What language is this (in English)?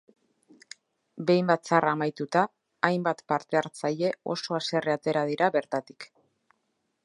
Basque